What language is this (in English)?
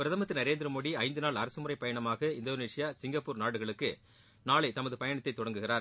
Tamil